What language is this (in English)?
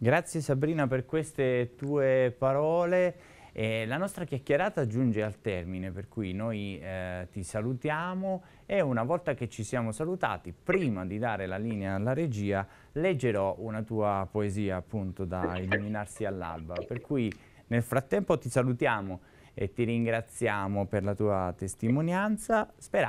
Italian